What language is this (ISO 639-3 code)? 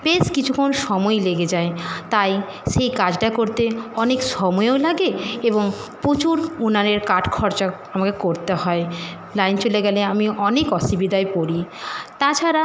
ben